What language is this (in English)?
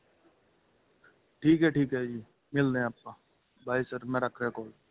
Punjabi